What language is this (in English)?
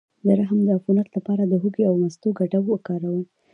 Pashto